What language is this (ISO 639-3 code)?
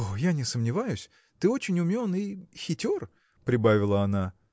rus